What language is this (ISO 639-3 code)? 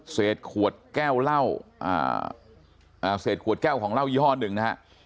tha